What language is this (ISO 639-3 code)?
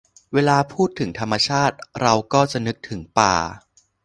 tha